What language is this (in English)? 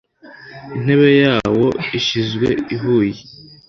Kinyarwanda